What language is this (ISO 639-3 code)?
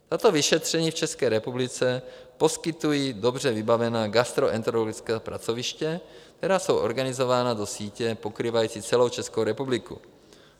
ces